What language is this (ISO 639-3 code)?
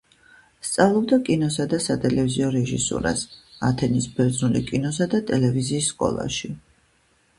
kat